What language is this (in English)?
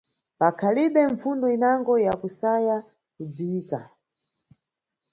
Nyungwe